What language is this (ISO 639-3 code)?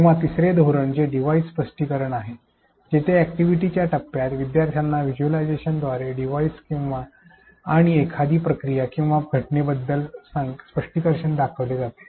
mar